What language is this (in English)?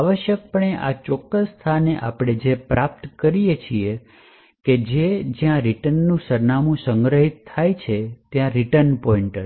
Gujarati